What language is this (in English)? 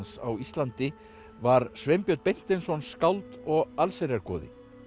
Icelandic